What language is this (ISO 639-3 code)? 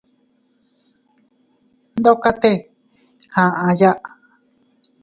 cut